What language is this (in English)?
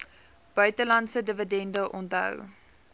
Afrikaans